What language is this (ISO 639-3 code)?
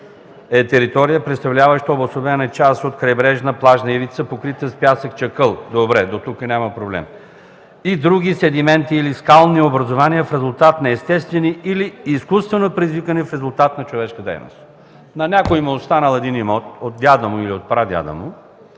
bul